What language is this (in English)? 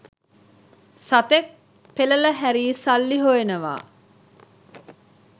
Sinhala